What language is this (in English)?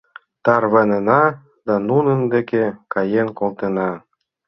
Mari